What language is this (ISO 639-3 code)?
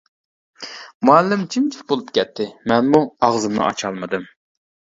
uig